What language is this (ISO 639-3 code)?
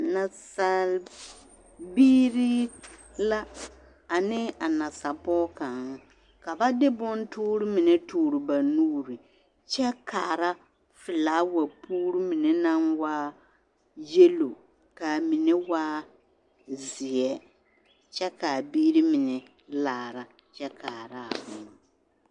dga